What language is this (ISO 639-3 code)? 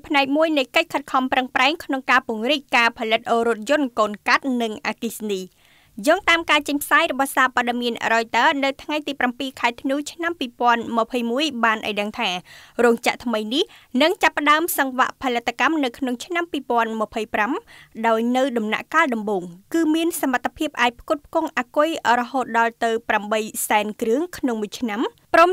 tha